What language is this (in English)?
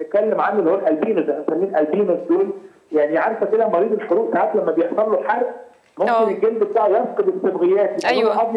Arabic